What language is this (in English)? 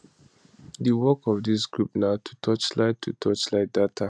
Nigerian Pidgin